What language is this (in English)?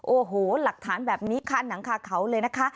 Thai